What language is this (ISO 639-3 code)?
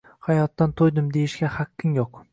uzb